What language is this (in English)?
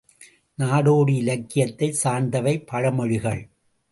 Tamil